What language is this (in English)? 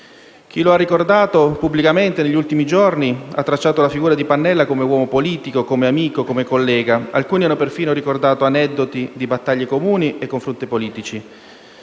Italian